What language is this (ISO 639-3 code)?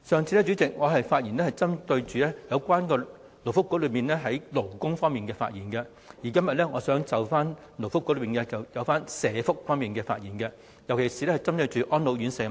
yue